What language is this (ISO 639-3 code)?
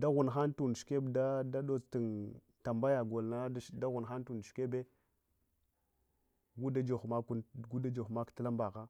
hwo